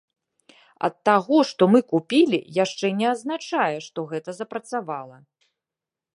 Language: Belarusian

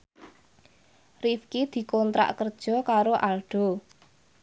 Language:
Javanese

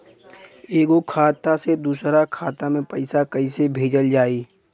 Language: Bhojpuri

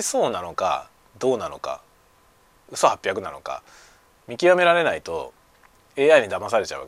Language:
Japanese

